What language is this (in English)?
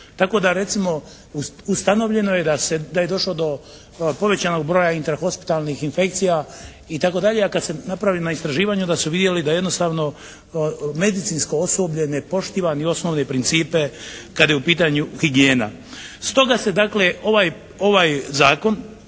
Croatian